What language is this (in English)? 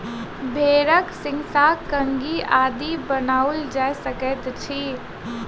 Maithili